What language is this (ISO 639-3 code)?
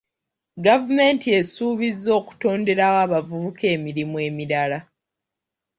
lug